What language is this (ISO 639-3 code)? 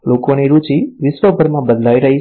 guj